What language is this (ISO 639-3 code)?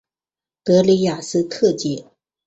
zho